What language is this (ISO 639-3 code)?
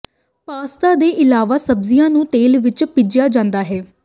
pan